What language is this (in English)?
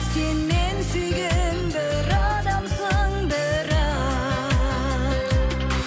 Kazakh